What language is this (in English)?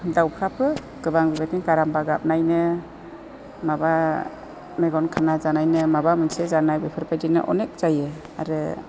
Bodo